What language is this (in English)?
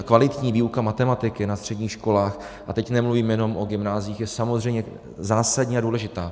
Czech